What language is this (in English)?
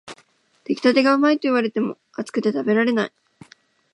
Japanese